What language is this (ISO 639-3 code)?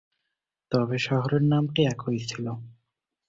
ben